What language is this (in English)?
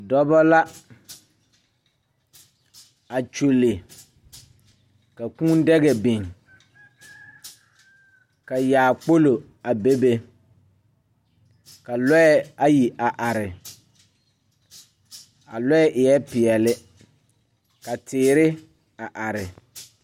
Southern Dagaare